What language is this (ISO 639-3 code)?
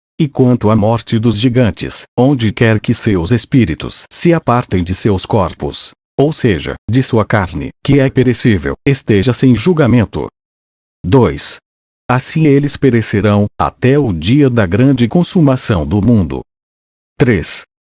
por